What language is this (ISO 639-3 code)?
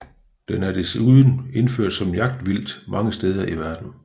dan